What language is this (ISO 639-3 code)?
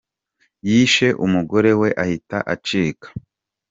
kin